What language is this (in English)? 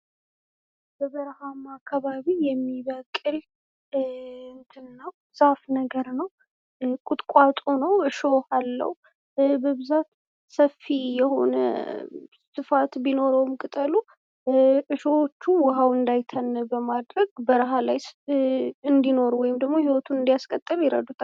Amharic